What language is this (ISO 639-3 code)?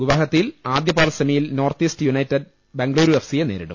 mal